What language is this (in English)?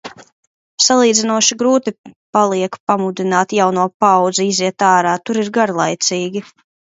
Latvian